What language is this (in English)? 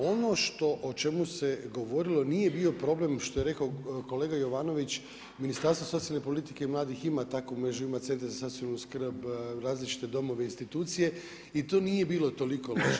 Croatian